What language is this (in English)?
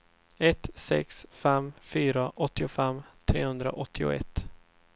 Swedish